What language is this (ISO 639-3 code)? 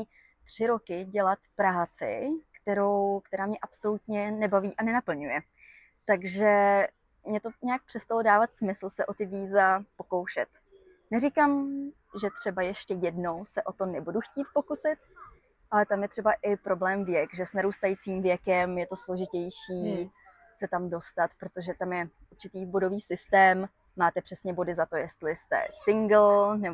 ces